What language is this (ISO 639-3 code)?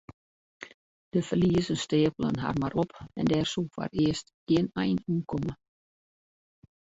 fry